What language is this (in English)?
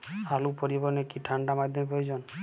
Bangla